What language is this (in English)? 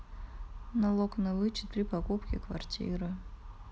Russian